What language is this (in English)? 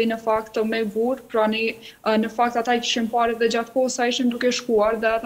Romanian